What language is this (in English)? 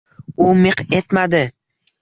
Uzbek